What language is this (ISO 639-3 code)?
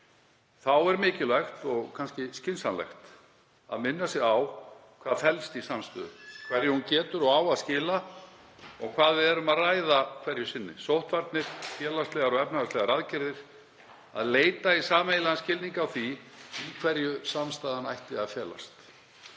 isl